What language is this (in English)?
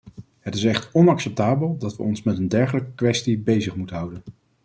Dutch